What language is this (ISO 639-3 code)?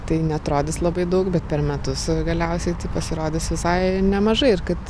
lit